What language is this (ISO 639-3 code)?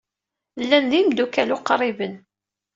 kab